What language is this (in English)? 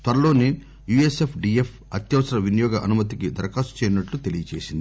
Telugu